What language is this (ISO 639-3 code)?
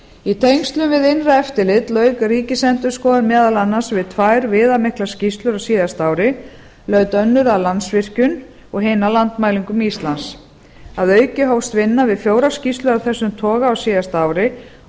isl